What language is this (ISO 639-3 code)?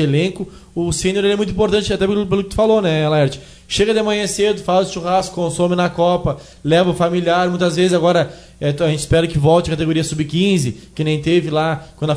por